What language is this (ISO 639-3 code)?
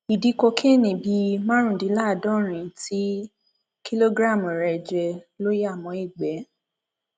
yor